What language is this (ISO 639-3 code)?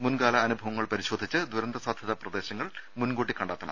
mal